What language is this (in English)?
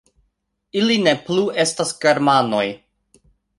Esperanto